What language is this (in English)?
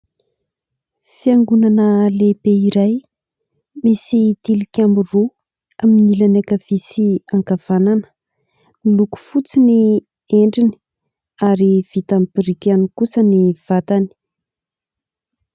Malagasy